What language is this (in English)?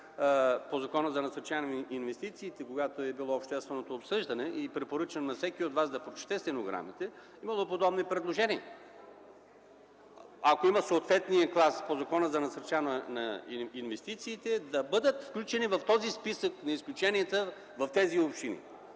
Bulgarian